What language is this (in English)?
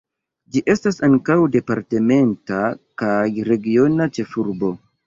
Esperanto